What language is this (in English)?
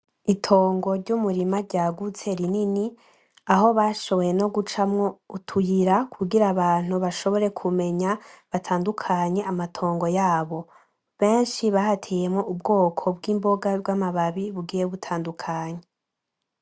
Rundi